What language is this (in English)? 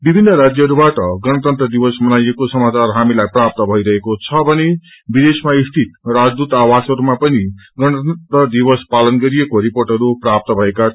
Nepali